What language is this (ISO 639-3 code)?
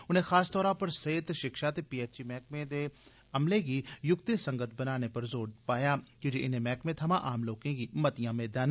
doi